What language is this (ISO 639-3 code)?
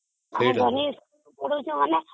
ori